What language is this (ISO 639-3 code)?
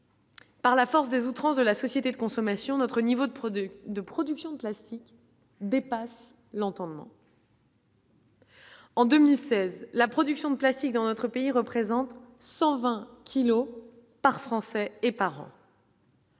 fra